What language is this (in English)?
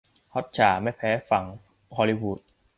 Thai